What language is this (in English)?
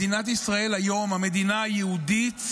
Hebrew